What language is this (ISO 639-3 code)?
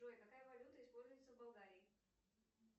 rus